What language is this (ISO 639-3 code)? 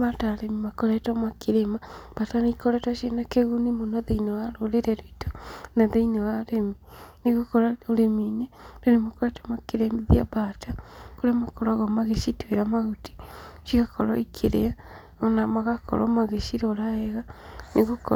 kik